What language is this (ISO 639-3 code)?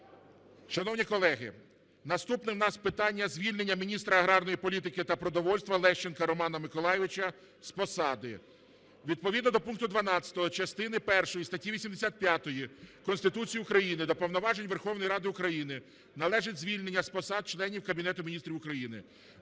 ukr